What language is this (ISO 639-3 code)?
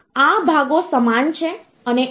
guj